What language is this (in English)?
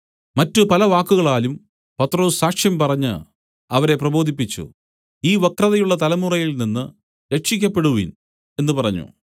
Malayalam